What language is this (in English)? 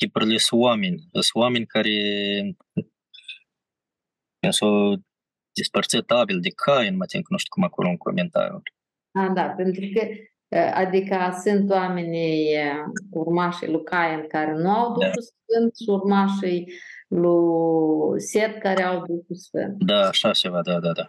Romanian